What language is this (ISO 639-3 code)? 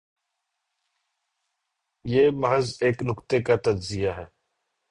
urd